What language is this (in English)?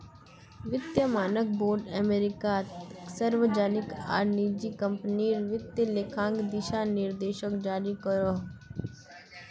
Magahi